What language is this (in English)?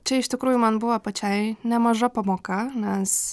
Lithuanian